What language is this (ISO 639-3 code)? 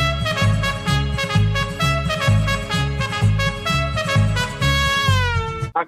ell